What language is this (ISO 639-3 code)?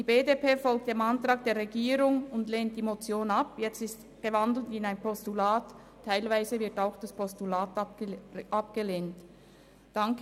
gsw